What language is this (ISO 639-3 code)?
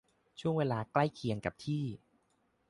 tha